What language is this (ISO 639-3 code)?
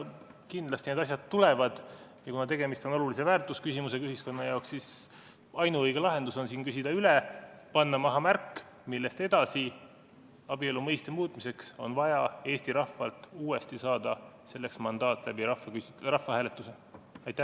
est